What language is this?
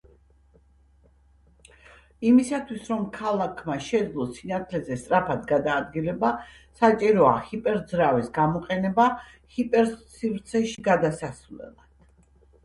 Georgian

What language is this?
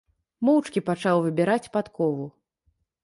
Belarusian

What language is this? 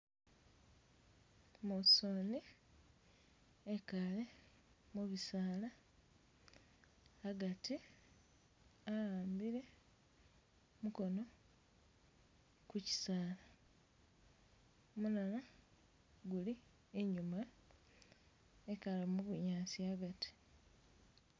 Masaaba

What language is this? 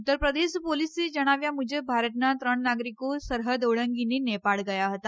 Gujarati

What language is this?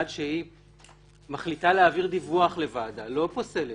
Hebrew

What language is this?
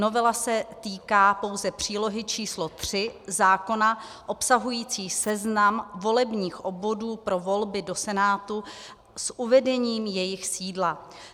Czech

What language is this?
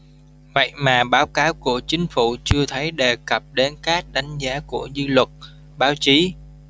Vietnamese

